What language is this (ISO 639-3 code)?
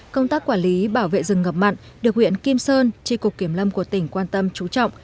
vie